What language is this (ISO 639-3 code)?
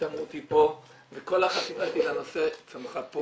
heb